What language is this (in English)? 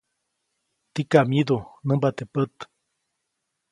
Copainalá Zoque